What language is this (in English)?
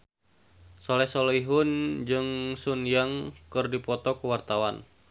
Sundanese